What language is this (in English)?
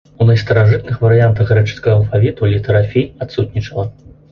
Belarusian